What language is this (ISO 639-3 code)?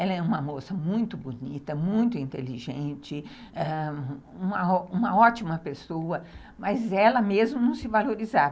por